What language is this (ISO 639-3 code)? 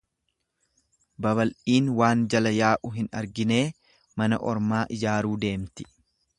orm